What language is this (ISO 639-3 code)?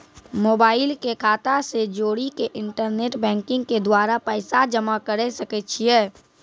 mai